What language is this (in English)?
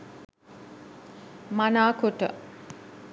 Sinhala